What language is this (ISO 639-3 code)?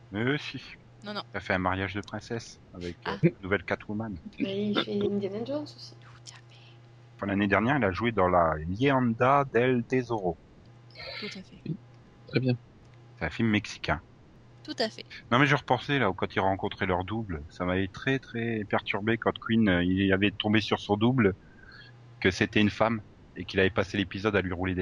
fra